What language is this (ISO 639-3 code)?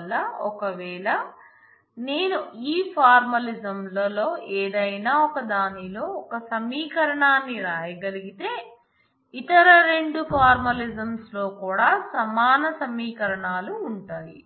tel